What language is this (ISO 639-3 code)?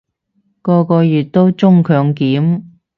yue